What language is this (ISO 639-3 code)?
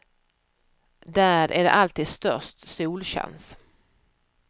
swe